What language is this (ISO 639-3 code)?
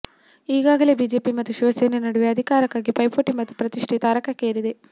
kan